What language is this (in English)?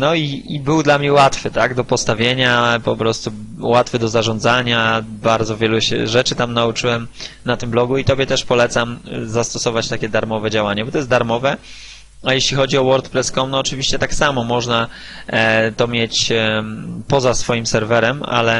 Polish